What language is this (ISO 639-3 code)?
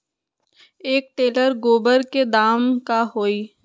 mag